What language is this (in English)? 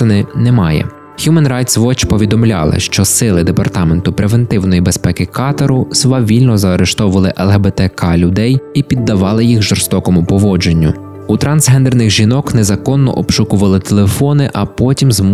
Ukrainian